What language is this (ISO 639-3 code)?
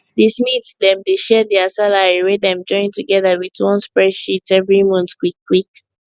pcm